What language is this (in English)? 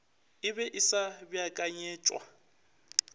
Northern Sotho